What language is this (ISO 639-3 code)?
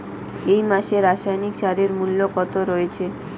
ben